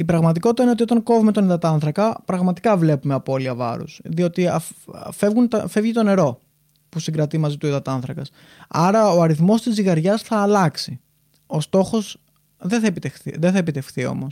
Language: Greek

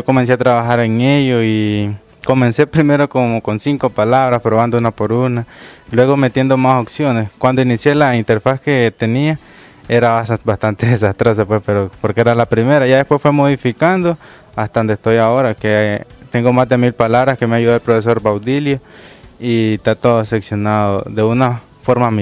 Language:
Spanish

